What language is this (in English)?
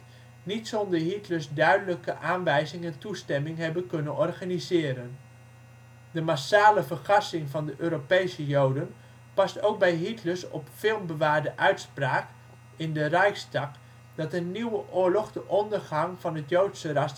Dutch